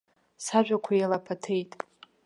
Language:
Abkhazian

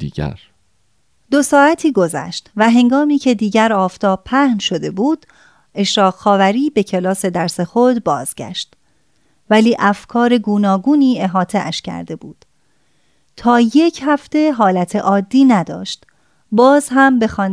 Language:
Persian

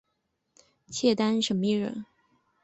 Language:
Chinese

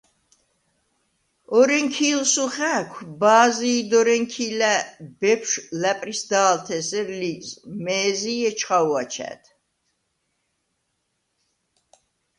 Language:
Svan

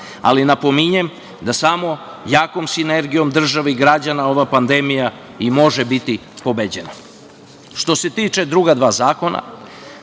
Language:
Serbian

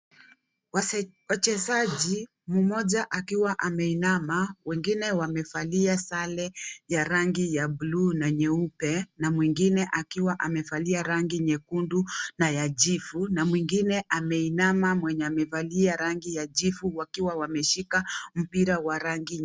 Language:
Swahili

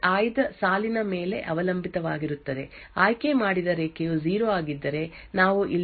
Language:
Kannada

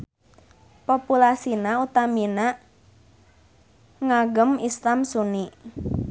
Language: Sundanese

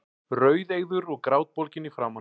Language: Icelandic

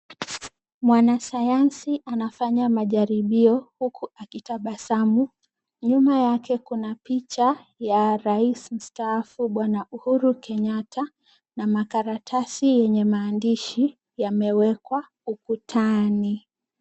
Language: Swahili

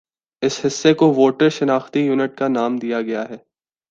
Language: Urdu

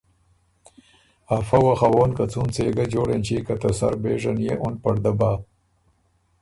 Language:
Ormuri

